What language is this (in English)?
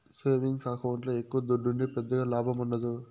Telugu